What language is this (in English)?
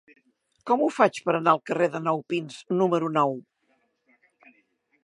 Catalan